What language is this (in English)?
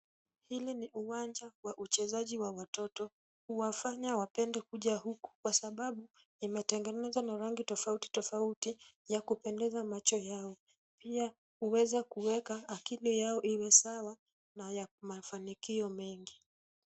Swahili